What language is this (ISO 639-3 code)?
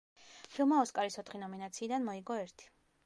kat